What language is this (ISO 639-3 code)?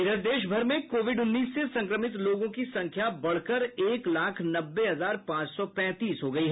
hin